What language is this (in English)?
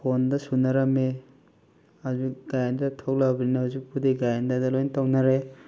Manipuri